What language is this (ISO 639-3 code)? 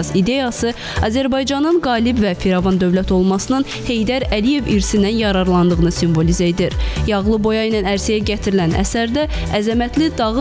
tur